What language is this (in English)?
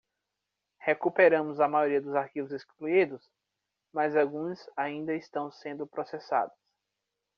Portuguese